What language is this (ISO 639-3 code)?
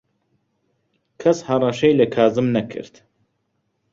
ckb